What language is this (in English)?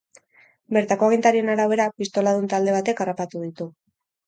Basque